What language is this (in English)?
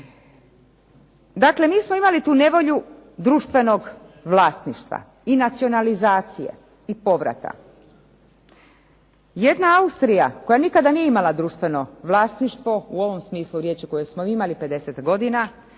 Croatian